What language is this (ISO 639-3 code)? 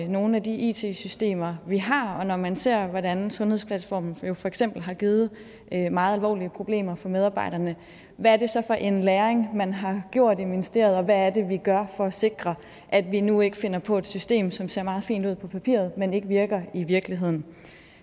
dan